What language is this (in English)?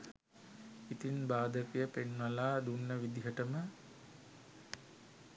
Sinhala